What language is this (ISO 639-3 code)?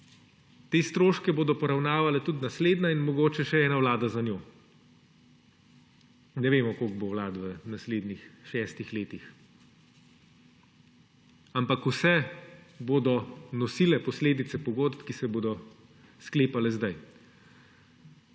slv